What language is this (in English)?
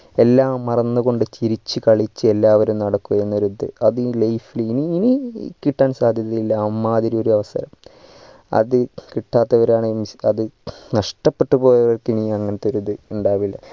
Malayalam